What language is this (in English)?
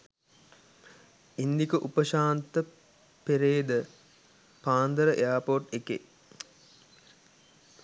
Sinhala